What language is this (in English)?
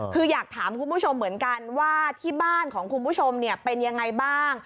Thai